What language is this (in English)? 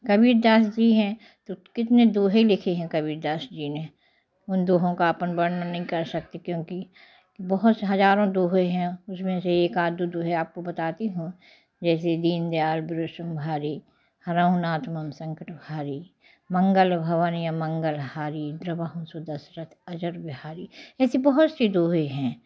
Hindi